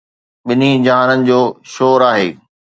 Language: Sindhi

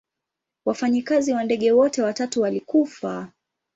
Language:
Swahili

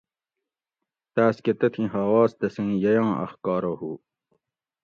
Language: Gawri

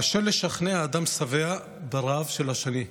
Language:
Hebrew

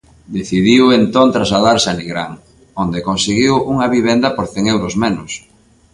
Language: Galician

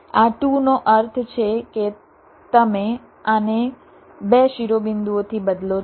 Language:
Gujarati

